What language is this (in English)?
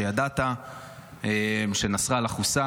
Hebrew